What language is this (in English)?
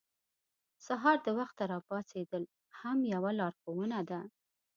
Pashto